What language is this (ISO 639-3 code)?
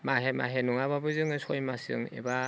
brx